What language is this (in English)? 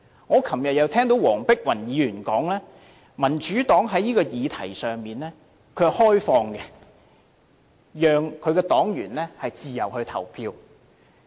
Cantonese